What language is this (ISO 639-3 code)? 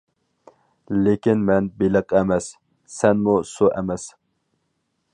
uig